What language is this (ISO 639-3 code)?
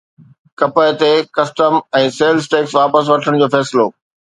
snd